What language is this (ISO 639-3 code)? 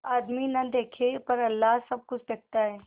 hin